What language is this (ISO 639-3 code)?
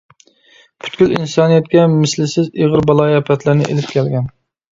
uig